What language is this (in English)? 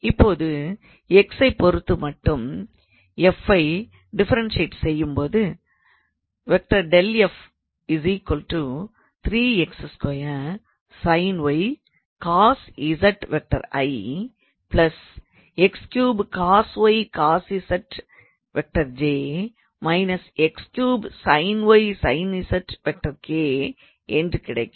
Tamil